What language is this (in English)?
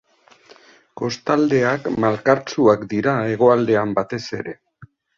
Basque